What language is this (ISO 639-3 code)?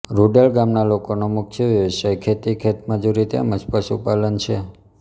guj